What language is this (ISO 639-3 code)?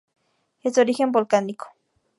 spa